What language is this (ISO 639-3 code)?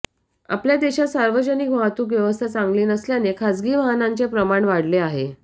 mar